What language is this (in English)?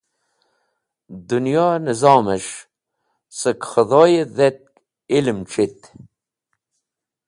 Wakhi